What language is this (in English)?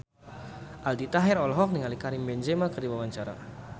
Sundanese